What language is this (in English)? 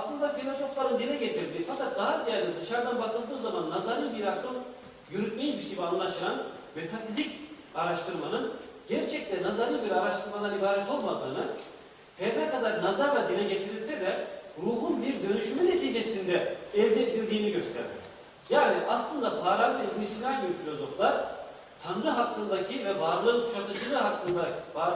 Turkish